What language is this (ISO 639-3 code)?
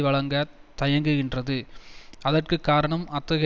tam